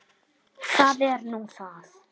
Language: Icelandic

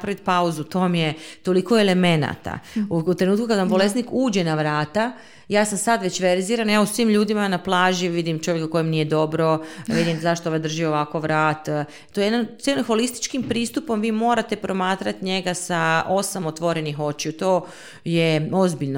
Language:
Croatian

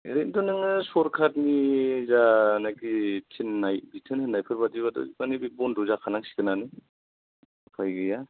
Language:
Bodo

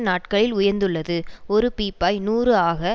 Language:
Tamil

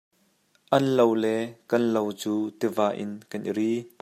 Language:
Hakha Chin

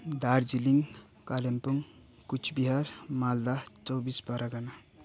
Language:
Nepali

